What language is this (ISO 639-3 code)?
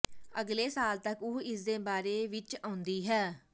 pan